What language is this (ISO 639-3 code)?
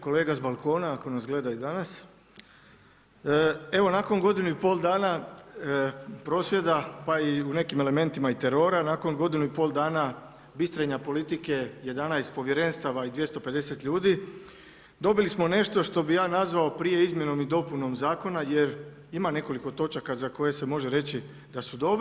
hrv